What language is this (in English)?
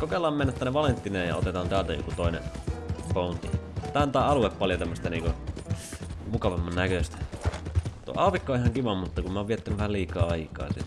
Finnish